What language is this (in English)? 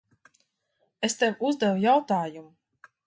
Latvian